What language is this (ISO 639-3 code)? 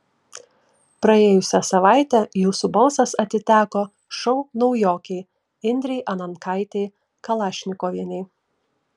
lit